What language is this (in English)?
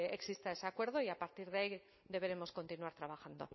Spanish